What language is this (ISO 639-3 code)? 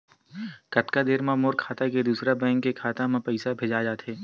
hne